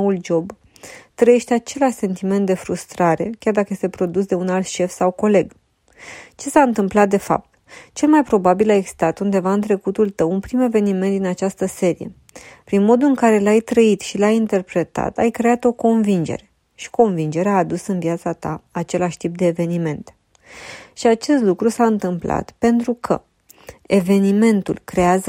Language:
Romanian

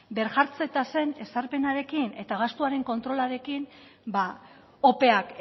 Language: Basque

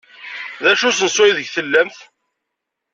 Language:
Kabyle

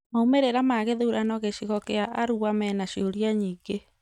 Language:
Kikuyu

